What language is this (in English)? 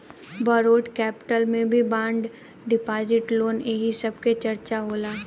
Bhojpuri